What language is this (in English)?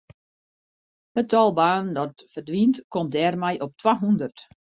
Western Frisian